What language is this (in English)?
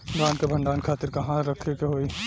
Bhojpuri